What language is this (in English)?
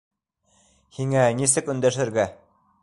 Bashkir